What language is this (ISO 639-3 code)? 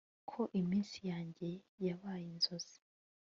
kin